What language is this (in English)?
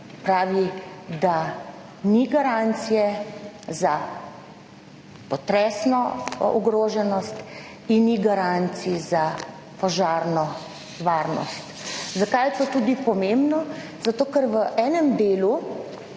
Slovenian